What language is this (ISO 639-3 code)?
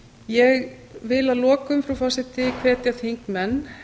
isl